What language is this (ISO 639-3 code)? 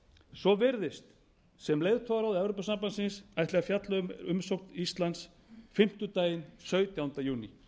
isl